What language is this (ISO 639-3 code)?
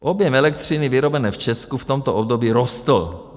ces